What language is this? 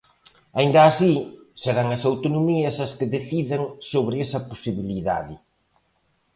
Galician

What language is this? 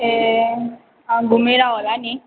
Nepali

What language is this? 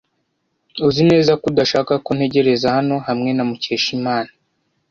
Kinyarwanda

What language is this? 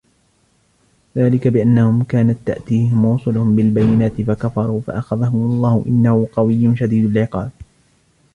Arabic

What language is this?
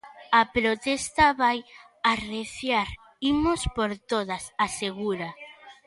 Galician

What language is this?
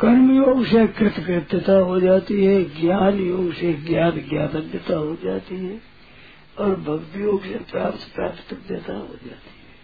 Hindi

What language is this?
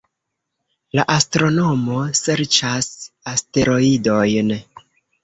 Esperanto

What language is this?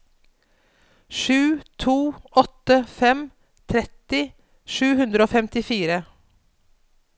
Norwegian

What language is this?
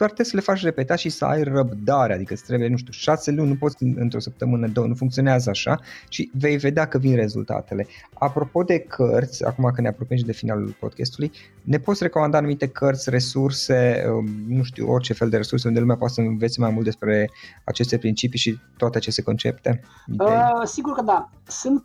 Romanian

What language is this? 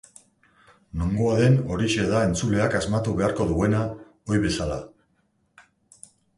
Basque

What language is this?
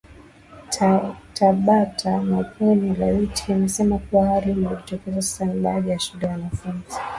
Swahili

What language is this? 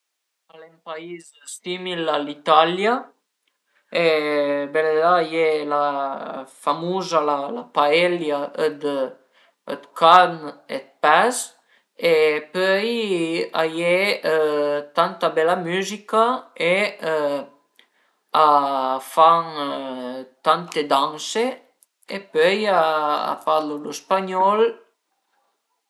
Piedmontese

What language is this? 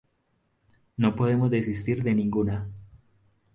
Spanish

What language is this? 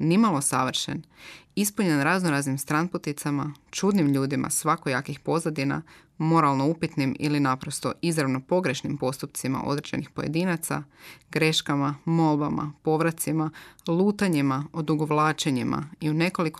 Croatian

